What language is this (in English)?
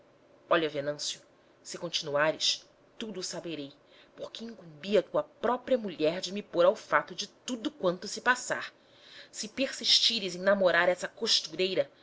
Portuguese